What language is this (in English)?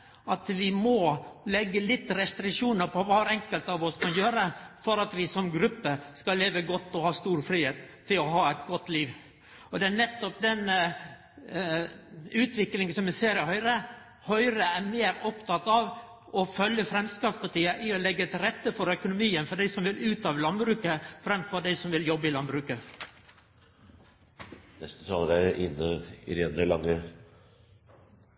Norwegian